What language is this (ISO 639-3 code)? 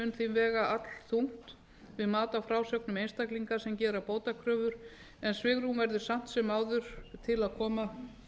isl